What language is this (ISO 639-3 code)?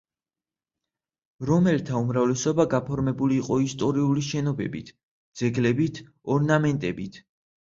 kat